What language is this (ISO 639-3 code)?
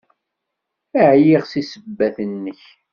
kab